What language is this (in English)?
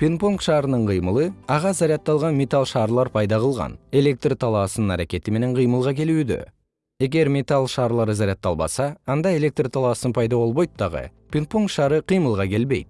Kyrgyz